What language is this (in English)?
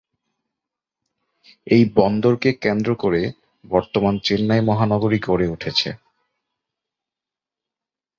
Bangla